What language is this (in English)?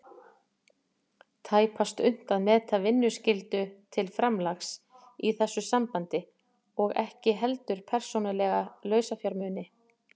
Icelandic